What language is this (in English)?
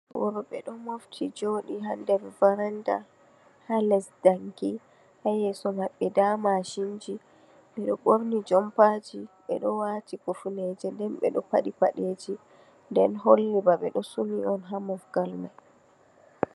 Fula